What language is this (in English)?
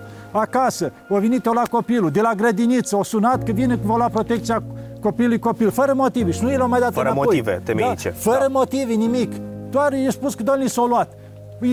Romanian